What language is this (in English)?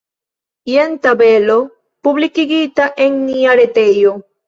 Esperanto